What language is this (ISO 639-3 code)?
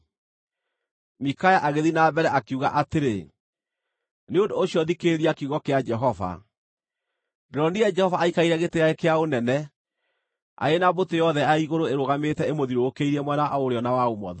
kik